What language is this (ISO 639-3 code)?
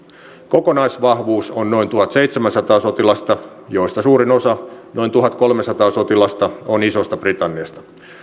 fin